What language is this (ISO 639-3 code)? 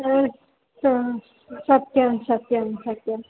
san